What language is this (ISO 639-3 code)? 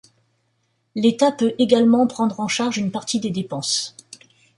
fra